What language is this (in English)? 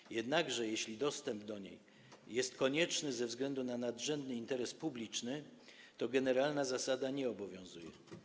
Polish